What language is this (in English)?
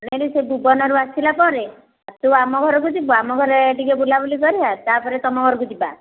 Odia